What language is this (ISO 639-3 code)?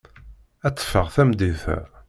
kab